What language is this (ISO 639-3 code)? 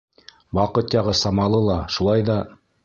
bak